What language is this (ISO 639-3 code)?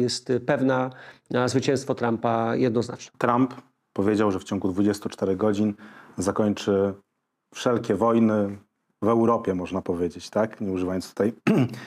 pol